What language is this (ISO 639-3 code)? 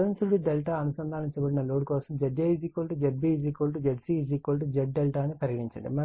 tel